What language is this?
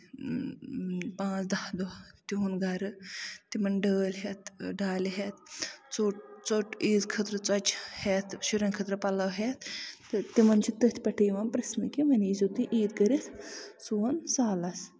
Kashmiri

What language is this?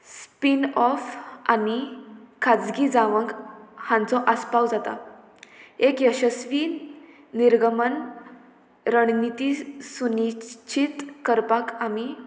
Konkani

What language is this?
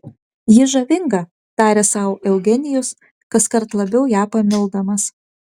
Lithuanian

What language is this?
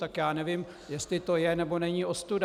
Czech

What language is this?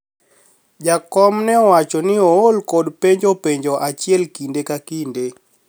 Luo (Kenya and Tanzania)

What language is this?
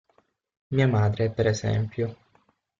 Italian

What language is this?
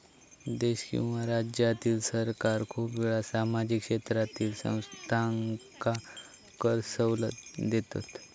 Marathi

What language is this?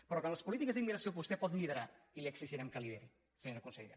Catalan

